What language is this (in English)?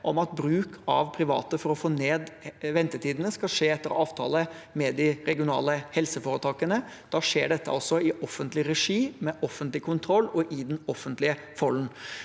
Norwegian